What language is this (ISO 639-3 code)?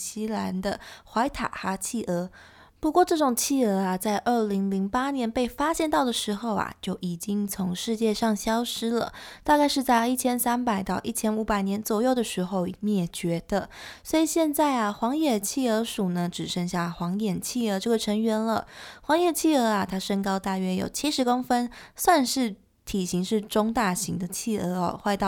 zho